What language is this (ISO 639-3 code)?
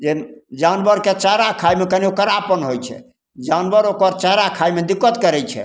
mai